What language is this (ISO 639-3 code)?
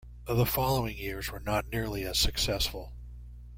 eng